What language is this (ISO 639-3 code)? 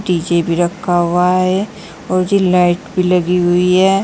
hin